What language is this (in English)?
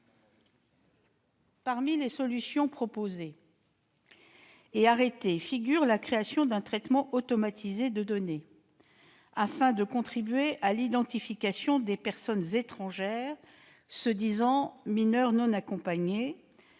French